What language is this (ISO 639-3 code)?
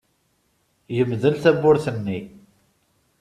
kab